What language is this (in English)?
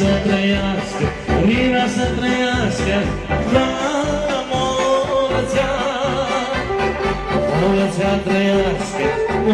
Romanian